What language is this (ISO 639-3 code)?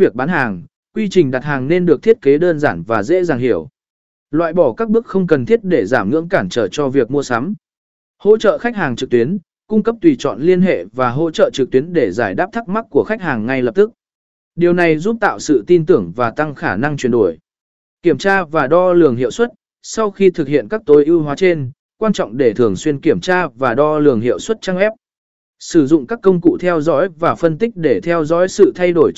vie